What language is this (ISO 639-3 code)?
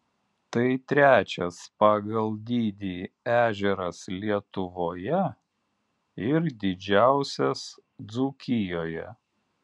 lit